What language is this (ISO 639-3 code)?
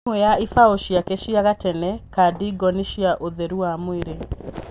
kik